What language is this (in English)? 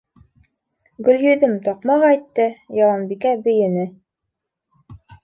Bashkir